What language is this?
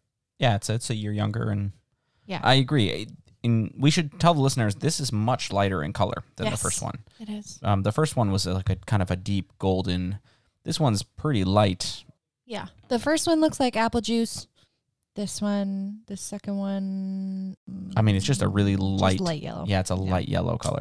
English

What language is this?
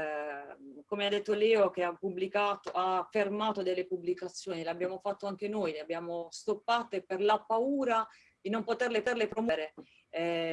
Italian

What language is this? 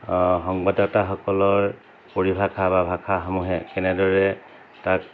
Assamese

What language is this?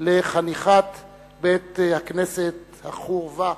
Hebrew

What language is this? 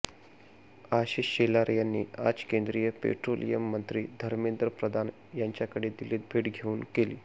Marathi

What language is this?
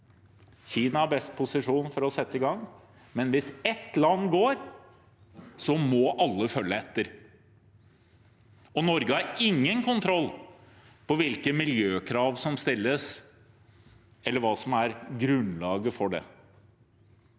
Norwegian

